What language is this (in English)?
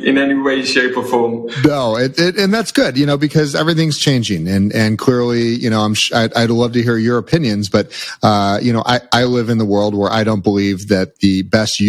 English